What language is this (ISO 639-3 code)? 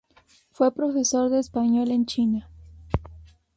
spa